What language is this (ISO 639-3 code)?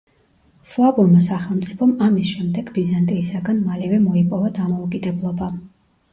kat